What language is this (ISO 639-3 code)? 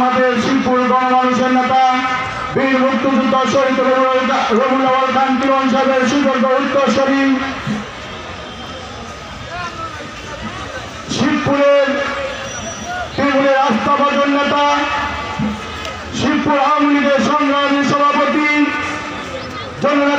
tur